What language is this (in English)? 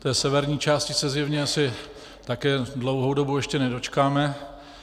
Czech